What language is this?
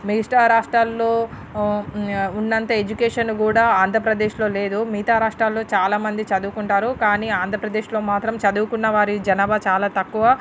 Telugu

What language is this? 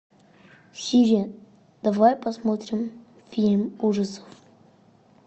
Russian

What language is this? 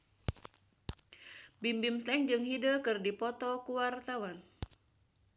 Sundanese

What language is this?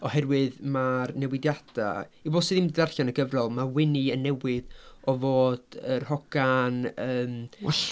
Welsh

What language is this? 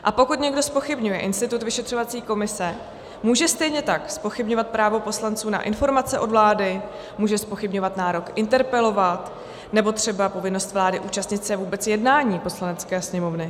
Czech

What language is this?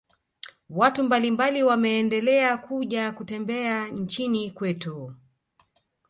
Swahili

